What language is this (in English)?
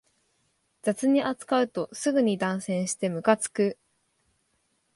Japanese